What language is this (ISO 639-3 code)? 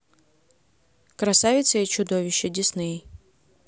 rus